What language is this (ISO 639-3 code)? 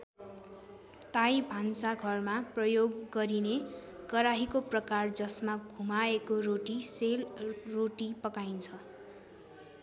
nep